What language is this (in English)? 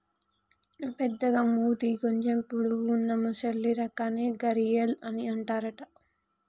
Telugu